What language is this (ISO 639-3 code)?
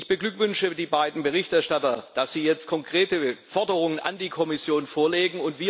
deu